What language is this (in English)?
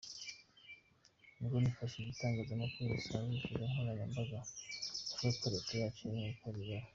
Kinyarwanda